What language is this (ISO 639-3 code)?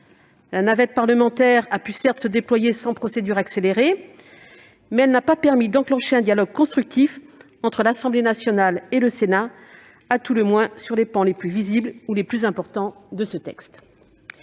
fra